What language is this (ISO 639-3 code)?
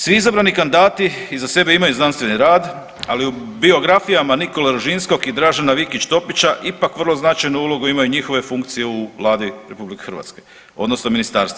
hrv